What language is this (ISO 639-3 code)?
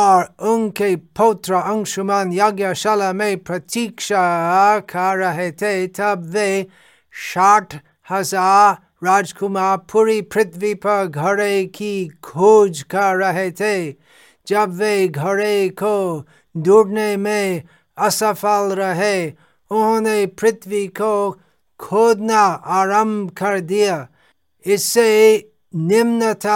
hin